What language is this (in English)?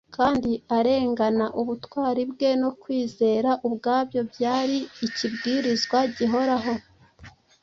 Kinyarwanda